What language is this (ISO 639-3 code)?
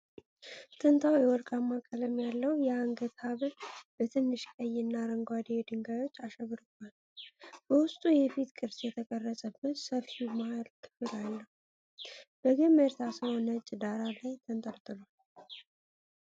amh